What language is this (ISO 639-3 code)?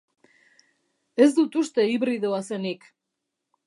eus